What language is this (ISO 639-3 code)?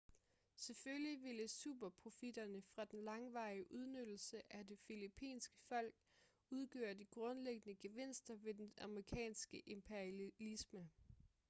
dan